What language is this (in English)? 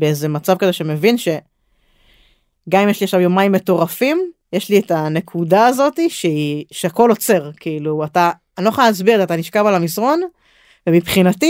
Hebrew